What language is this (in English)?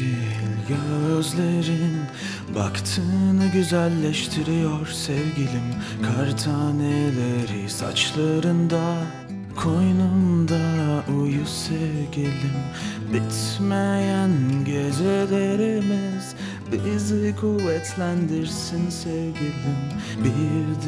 Turkish